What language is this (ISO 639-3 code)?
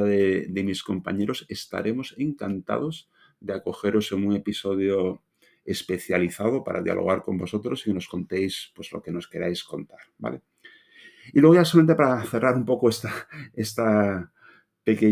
spa